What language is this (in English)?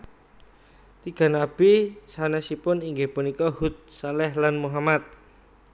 Javanese